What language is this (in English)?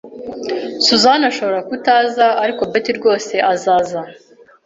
Kinyarwanda